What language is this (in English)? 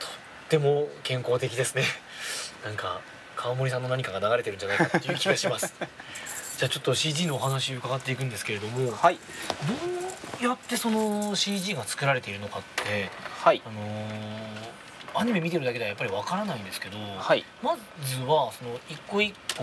Japanese